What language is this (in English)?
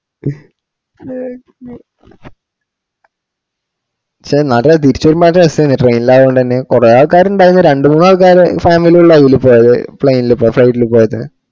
Malayalam